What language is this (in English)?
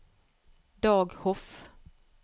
Norwegian